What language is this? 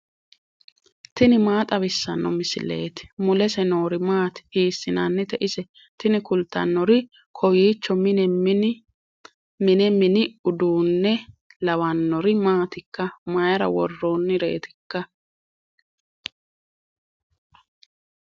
Sidamo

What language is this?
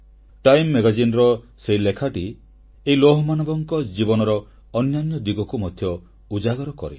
Odia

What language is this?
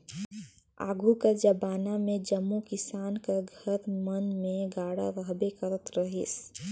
Chhattisgarhi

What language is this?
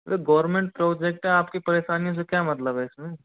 Hindi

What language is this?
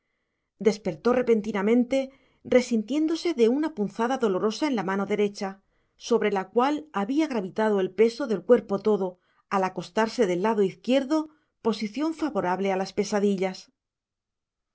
Spanish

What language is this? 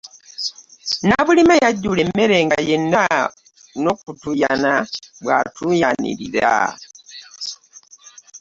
Ganda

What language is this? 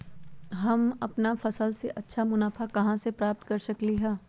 Magahi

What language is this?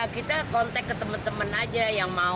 Indonesian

